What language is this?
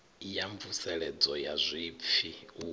Venda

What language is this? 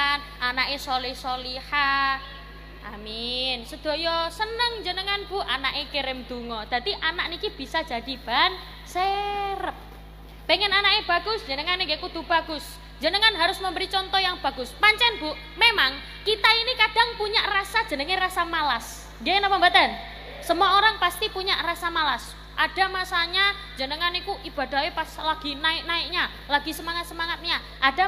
Indonesian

